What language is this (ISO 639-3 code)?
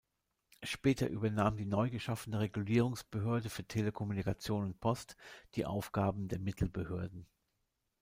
deu